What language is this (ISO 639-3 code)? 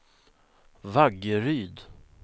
swe